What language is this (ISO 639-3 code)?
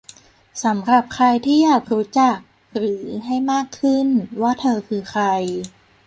tha